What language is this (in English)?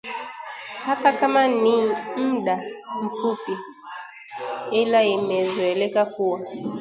Swahili